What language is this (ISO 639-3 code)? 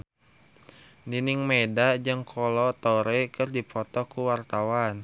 sun